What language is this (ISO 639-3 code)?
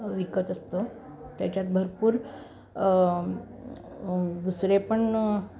mar